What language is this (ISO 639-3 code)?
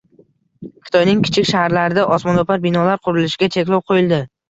uzb